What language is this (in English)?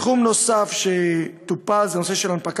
Hebrew